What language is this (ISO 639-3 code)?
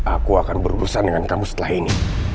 ind